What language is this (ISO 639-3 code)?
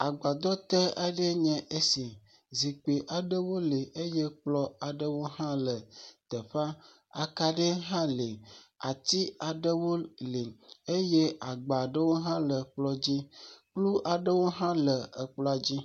ewe